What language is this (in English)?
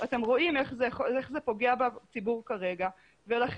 Hebrew